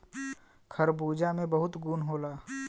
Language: Bhojpuri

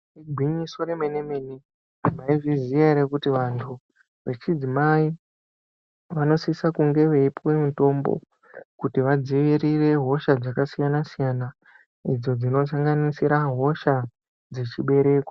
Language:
Ndau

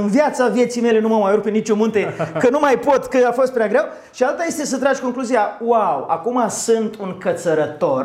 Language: Romanian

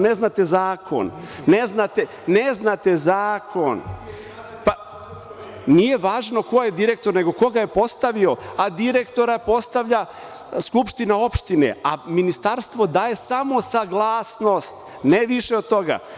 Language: Serbian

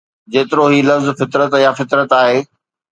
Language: Sindhi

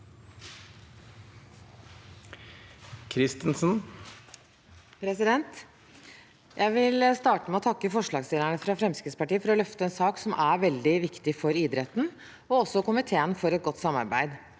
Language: Norwegian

